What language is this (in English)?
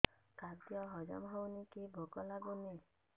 Odia